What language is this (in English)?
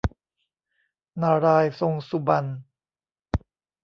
Thai